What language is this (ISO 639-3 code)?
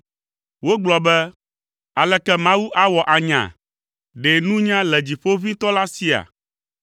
ewe